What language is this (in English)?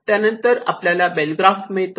Marathi